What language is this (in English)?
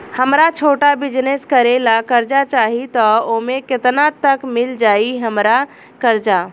Bhojpuri